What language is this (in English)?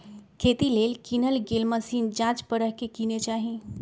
Magahi